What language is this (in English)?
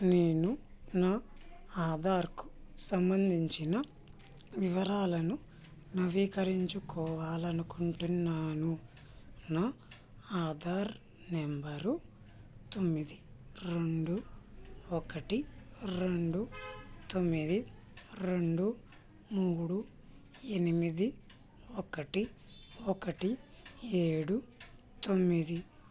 Telugu